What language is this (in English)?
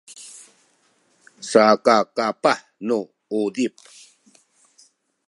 Sakizaya